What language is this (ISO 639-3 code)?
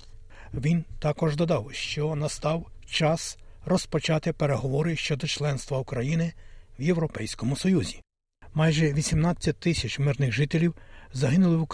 ukr